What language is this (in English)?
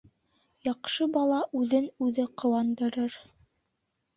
Bashkir